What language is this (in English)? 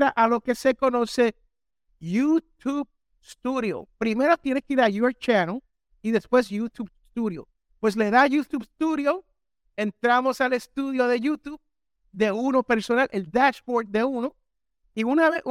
Spanish